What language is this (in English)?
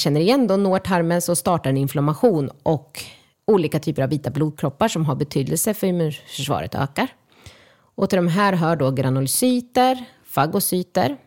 Swedish